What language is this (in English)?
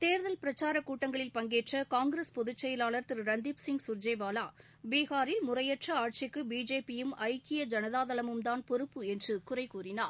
Tamil